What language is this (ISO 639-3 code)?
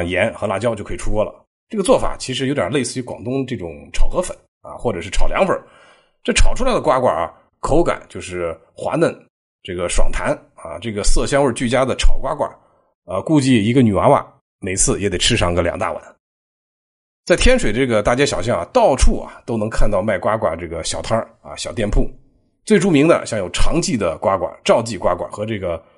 zho